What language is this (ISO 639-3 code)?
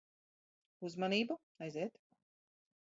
lav